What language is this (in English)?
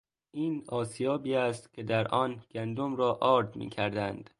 Persian